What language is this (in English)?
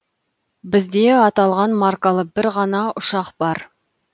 Kazakh